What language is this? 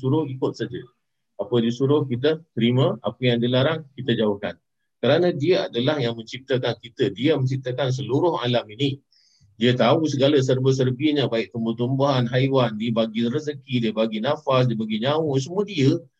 Malay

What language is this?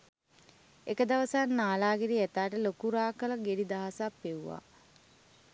Sinhala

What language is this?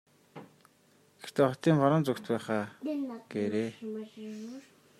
Mongolian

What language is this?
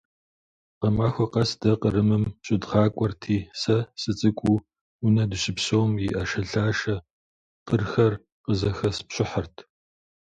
Kabardian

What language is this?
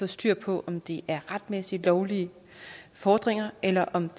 Danish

